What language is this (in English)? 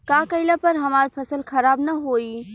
Bhojpuri